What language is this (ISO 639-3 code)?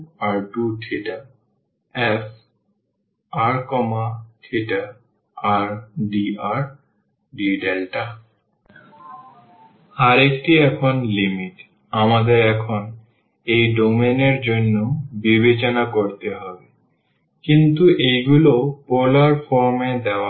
ben